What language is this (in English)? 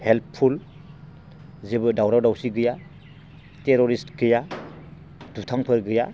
Bodo